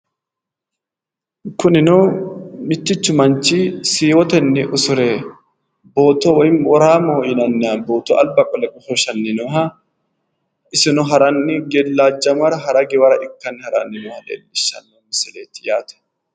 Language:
Sidamo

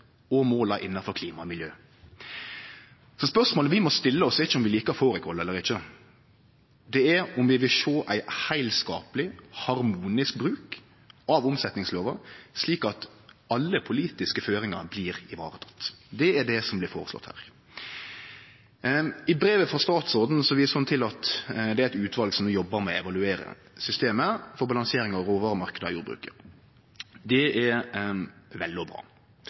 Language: Norwegian Nynorsk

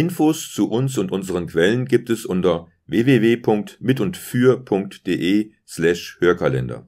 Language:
German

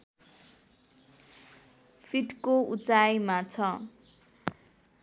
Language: Nepali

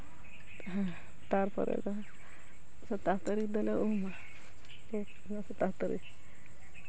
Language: Santali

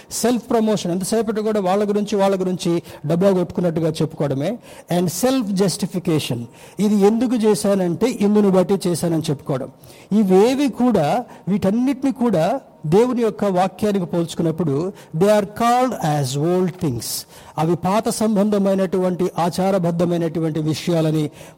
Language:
Telugu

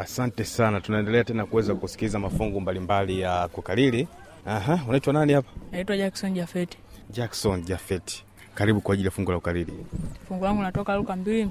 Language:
Swahili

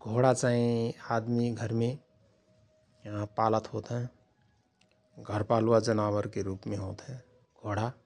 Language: Rana Tharu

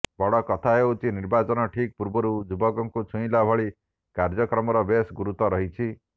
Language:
Odia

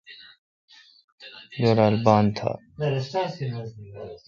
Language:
Kalkoti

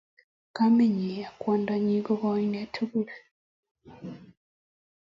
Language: Kalenjin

